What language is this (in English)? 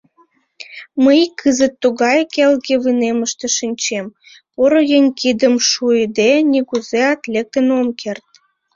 Mari